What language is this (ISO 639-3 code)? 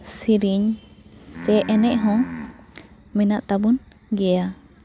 sat